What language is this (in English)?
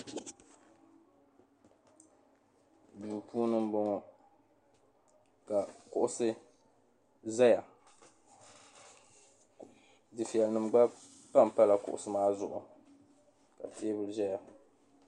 Dagbani